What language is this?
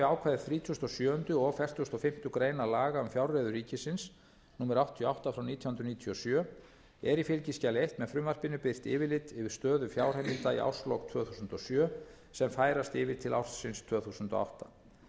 Icelandic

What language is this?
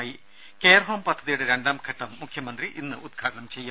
Malayalam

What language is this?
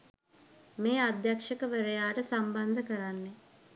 Sinhala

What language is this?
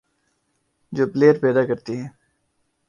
Urdu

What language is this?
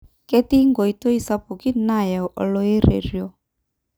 Masai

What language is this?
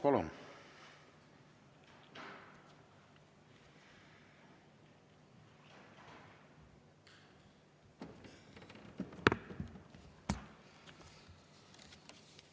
Estonian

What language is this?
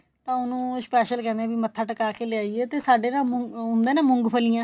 Punjabi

